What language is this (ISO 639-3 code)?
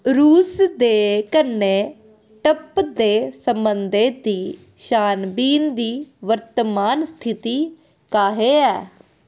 doi